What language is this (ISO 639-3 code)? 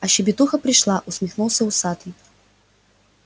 rus